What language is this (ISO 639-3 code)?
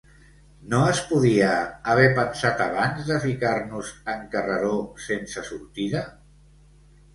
cat